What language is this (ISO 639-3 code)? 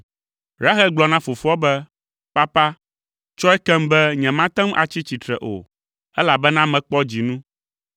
ewe